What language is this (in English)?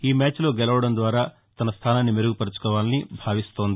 Telugu